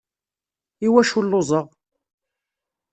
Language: Kabyle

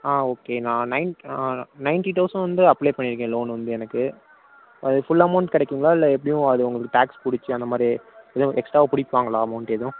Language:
Tamil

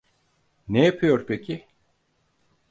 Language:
Turkish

